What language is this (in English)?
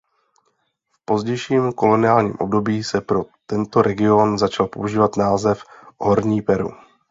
Czech